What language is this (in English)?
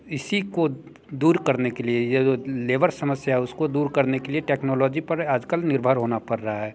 Hindi